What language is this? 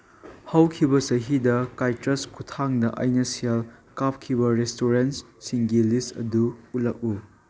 Manipuri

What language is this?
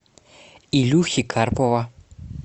Russian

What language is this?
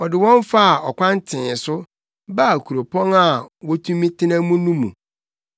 Akan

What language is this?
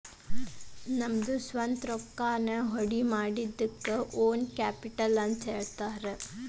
Kannada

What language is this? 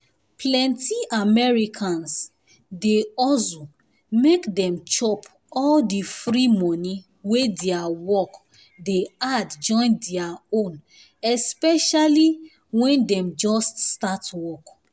Nigerian Pidgin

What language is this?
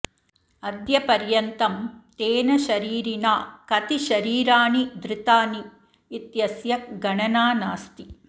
Sanskrit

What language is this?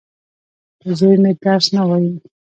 Pashto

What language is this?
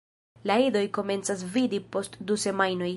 Esperanto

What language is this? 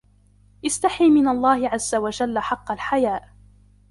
Arabic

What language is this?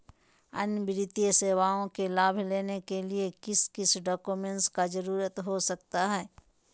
Magahi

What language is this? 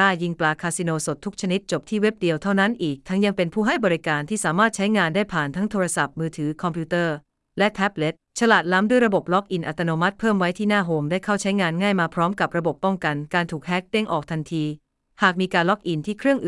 Thai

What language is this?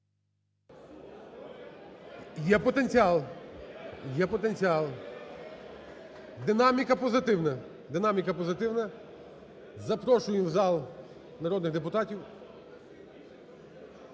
Ukrainian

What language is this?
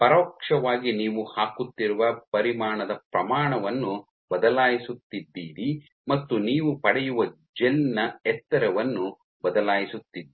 Kannada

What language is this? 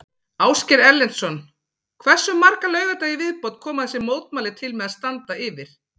Icelandic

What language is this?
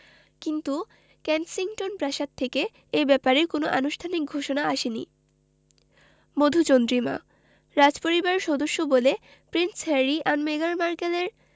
Bangla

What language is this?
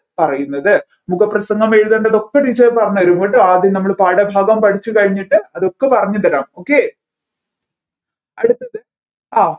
Malayalam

